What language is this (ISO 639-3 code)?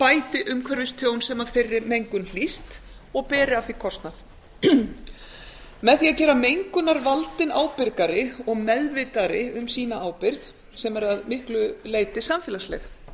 isl